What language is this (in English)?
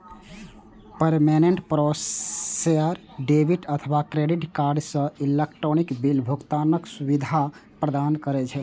Maithili